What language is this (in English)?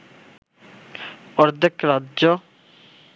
Bangla